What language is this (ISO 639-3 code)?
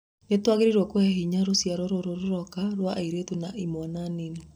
kik